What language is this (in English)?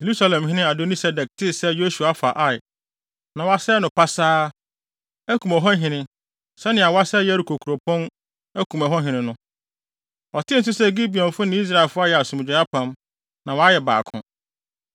Akan